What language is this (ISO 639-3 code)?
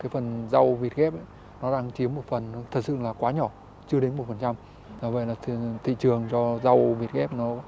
vie